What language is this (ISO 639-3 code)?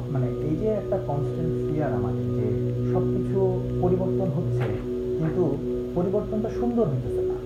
ben